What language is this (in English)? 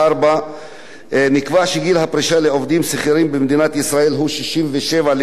Hebrew